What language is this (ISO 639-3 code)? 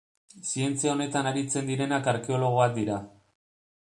eus